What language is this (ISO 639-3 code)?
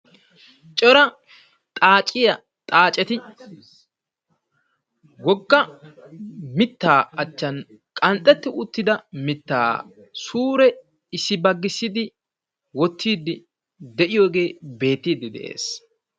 wal